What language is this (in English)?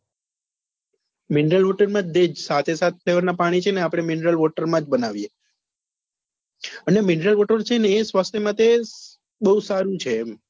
Gujarati